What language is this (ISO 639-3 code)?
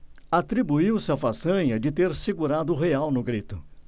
por